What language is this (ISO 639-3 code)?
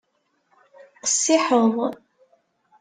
kab